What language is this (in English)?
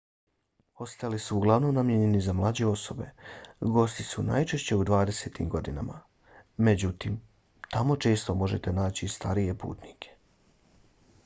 Bosnian